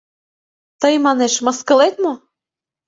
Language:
Mari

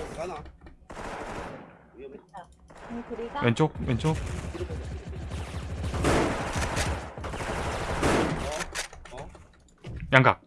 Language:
Korean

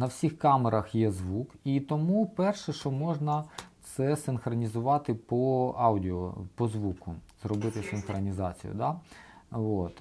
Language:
Ukrainian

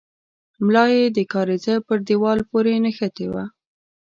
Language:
Pashto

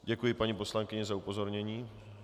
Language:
Czech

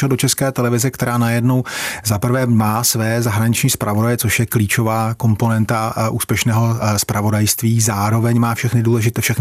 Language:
Czech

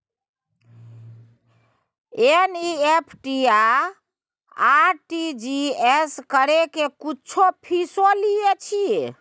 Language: Maithili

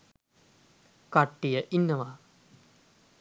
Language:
Sinhala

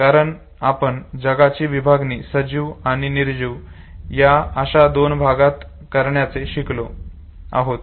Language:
Marathi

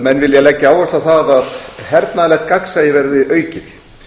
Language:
Icelandic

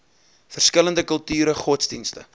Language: Afrikaans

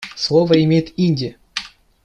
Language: Russian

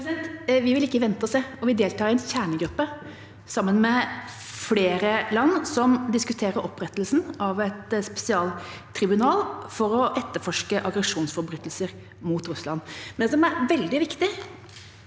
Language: Norwegian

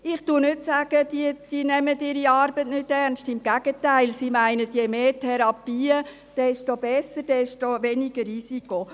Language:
Swiss German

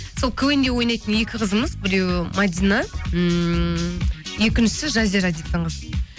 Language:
Kazakh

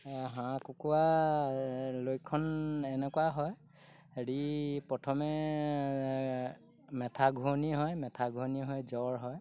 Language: Assamese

